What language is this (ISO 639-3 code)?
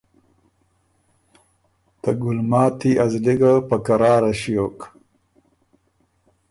oru